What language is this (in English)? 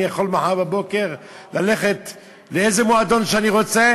Hebrew